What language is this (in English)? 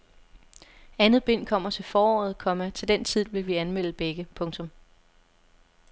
Danish